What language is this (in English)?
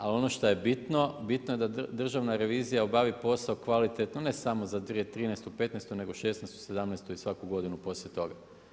Croatian